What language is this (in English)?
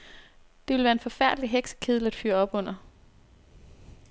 Danish